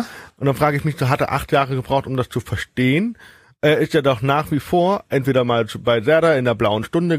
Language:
German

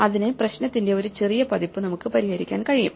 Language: Malayalam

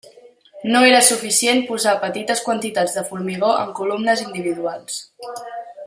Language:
Catalan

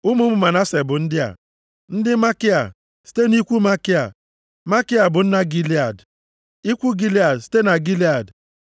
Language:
Igbo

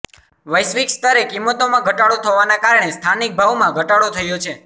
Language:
Gujarati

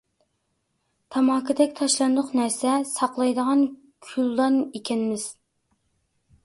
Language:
Uyghur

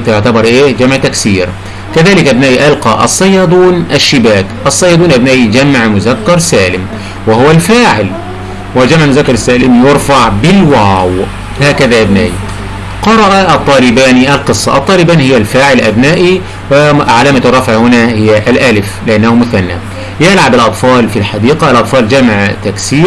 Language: Arabic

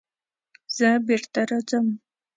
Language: Pashto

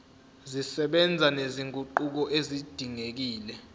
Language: Zulu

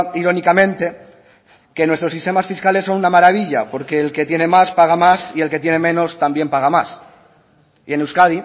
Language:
Spanish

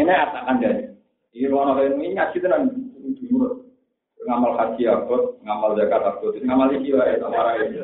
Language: Malay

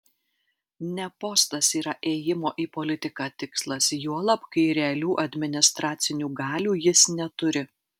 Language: Lithuanian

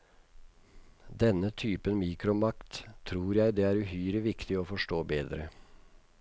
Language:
Norwegian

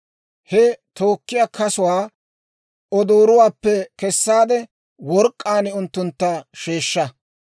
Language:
Dawro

